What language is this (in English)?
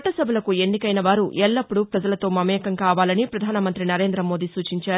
Telugu